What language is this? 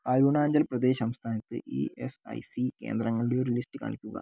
Malayalam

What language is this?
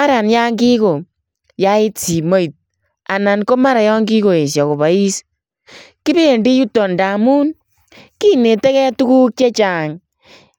Kalenjin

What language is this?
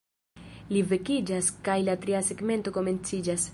Esperanto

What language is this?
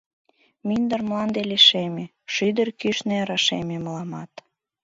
Mari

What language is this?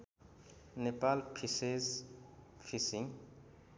Nepali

